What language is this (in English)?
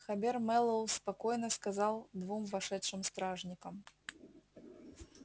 Russian